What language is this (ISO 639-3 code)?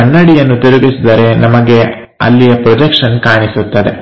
kan